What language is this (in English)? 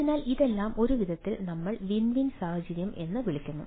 Malayalam